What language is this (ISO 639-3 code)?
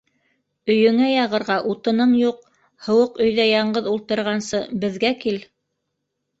bak